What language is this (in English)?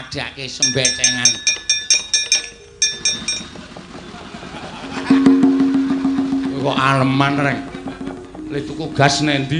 Indonesian